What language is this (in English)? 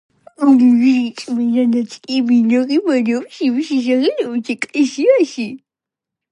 Georgian